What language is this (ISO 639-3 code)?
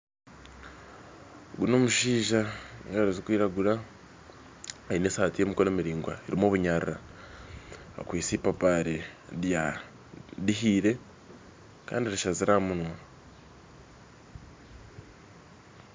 nyn